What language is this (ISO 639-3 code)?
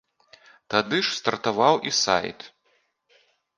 bel